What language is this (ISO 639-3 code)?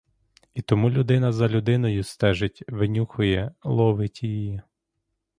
ukr